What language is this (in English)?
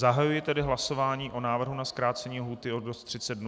Czech